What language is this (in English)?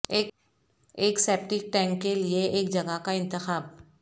Urdu